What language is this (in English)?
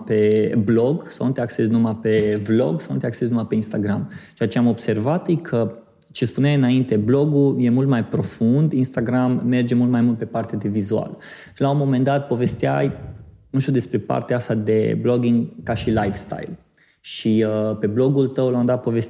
Romanian